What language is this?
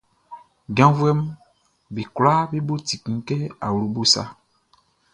Baoulé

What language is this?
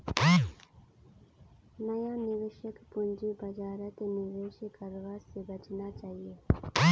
Magahi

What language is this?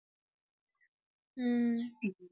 Tamil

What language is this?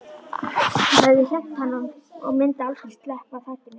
Icelandic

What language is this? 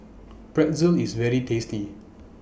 English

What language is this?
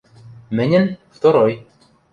Western Mari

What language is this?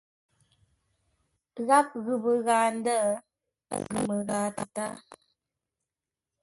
Ngombale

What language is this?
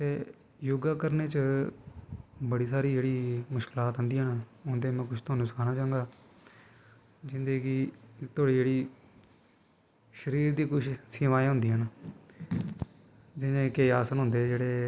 Dogri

